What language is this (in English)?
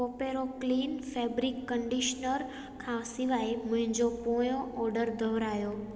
Sindhi